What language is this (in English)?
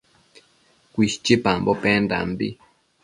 Matsés